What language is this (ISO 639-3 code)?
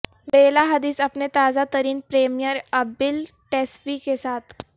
urd